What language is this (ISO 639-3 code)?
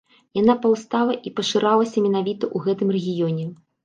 bel